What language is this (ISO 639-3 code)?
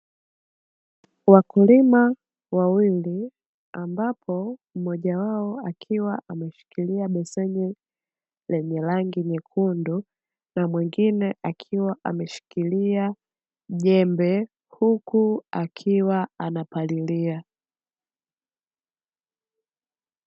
swa